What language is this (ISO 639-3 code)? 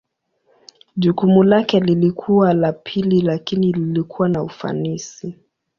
swa